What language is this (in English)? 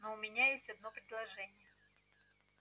Russian